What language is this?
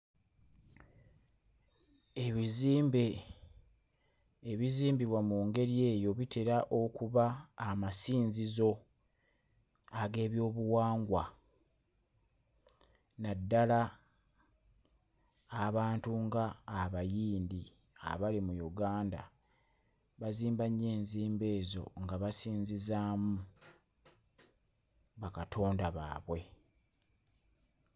Ganda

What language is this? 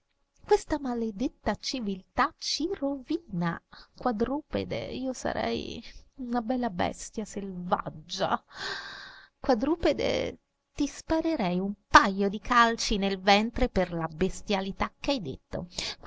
Italian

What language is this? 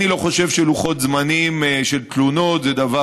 Hebrew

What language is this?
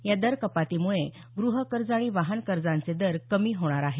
Marathi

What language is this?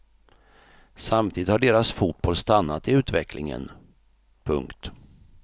Swedish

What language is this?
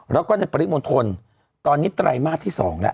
Thai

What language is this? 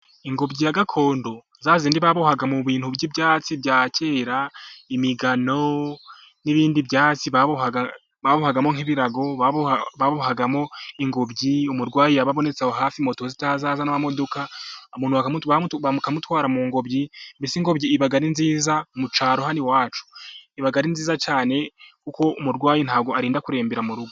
Kinyarwanda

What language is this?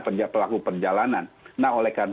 Indonesian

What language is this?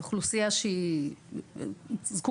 Hebrew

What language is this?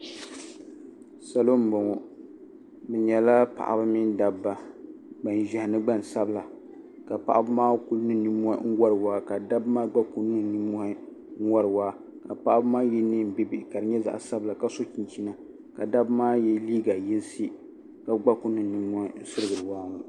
Dagbani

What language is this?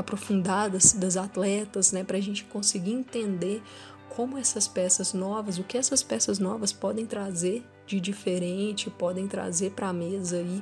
Portuguese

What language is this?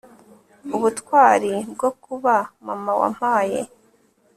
Kinyarwanda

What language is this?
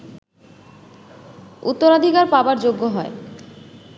Bangla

